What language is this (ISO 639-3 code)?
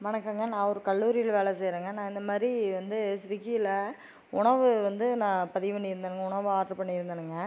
tam